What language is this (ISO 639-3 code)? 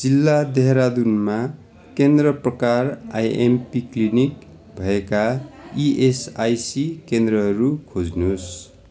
nep